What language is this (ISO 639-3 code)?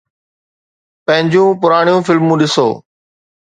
snd